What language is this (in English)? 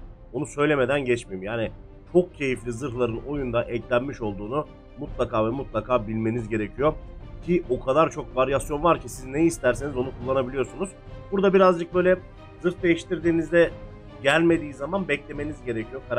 Turkish